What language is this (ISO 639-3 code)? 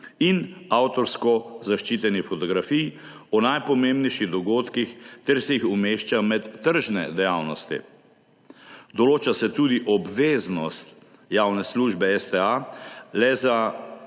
slv